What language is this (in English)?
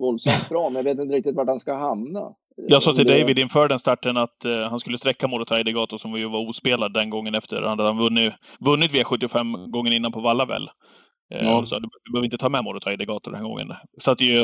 Swedish